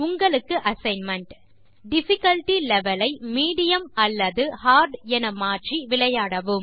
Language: Tamil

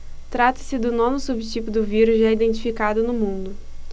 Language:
Portuguese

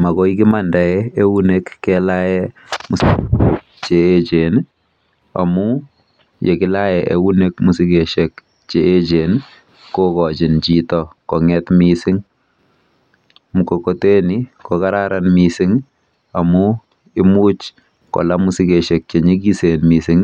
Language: Kalenjin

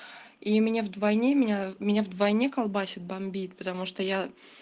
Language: Russian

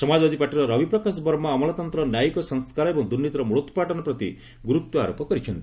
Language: Odia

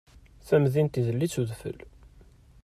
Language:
Kabyle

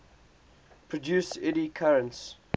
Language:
English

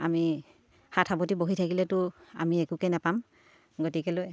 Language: Assamese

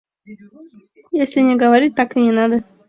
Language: Mari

